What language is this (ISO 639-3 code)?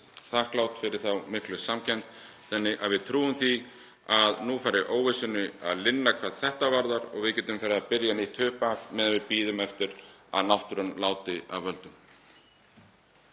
isl